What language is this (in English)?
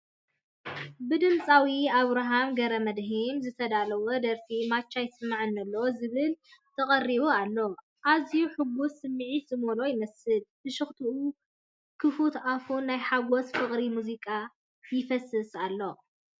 Tigrinya